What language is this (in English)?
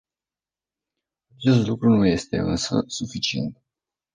Romanian